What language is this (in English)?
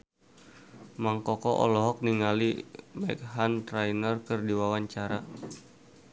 Sundanese